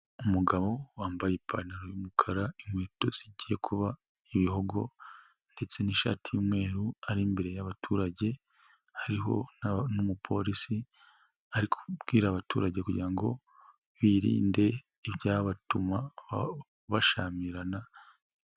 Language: Kinyarwanda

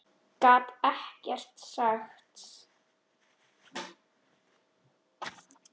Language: Icelandic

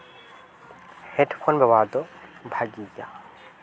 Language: Santali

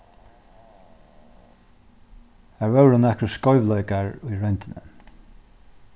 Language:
Faroese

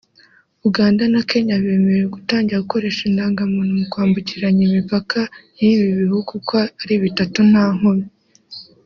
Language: Kinyarwanda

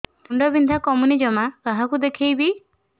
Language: Odia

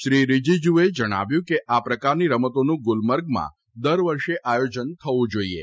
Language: Gujarati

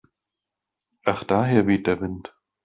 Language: German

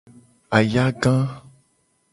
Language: Gen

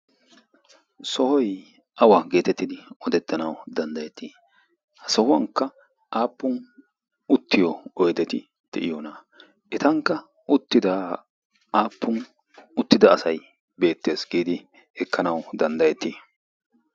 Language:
Wolaytta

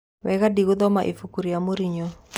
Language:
Kikuyu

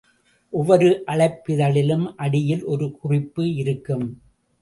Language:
Tamil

